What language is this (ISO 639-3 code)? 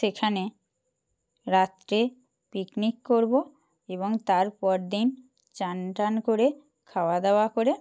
ben